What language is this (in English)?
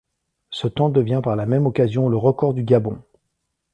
French